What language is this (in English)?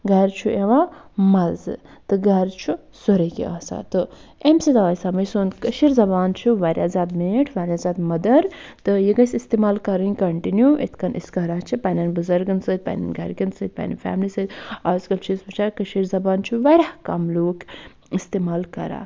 Kashmiri